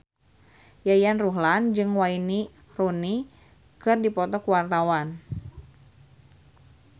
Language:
Sundanese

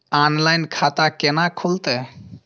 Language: Maithili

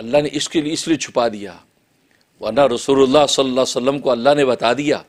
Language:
Hindi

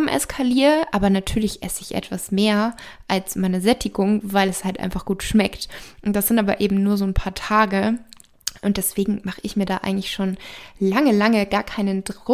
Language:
German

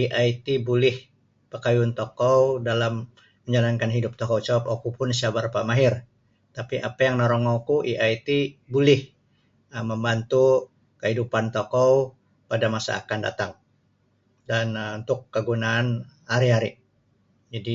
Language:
Sabah Bisaya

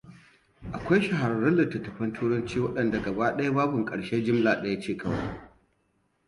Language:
Hausa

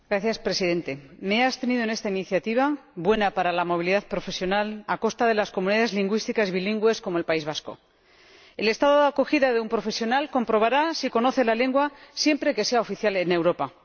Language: Spanish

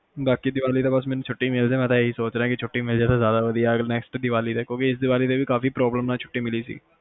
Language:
Punjabi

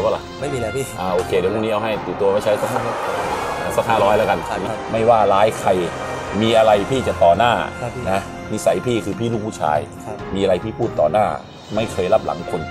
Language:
Thai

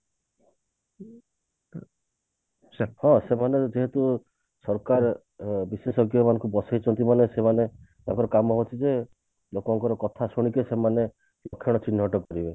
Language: Odia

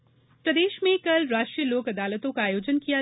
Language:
Hindi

